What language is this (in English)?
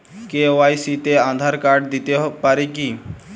Bangla